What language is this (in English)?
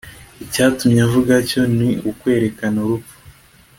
Kinyarwanda